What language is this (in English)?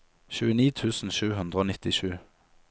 Norwegian